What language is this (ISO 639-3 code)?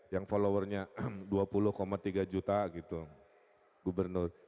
ind